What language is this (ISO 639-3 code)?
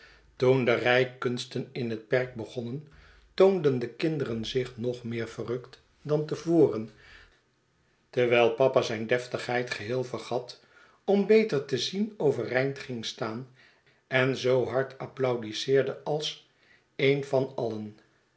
nld